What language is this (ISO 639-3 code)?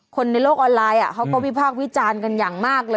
tha